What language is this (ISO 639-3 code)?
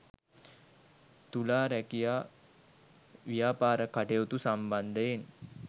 sin